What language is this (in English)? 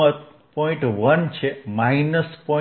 Gujarati